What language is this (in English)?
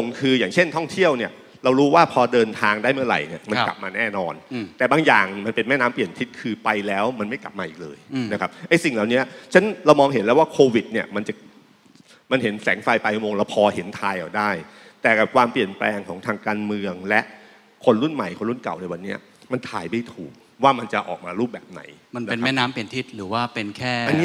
Thai